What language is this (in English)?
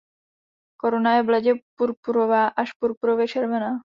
Czech